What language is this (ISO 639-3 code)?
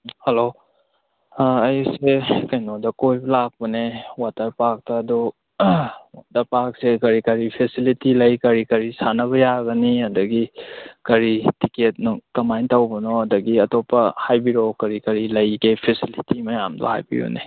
mni